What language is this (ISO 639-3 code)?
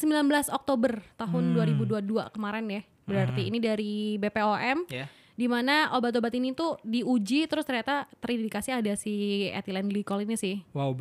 ind